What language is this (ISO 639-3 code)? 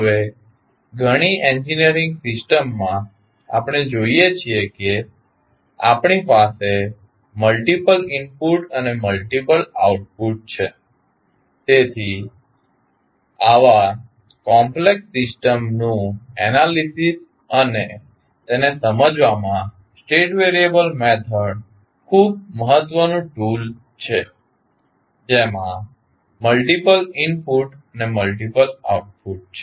guj